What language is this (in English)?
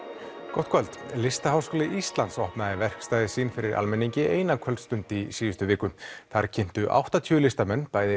Icelandic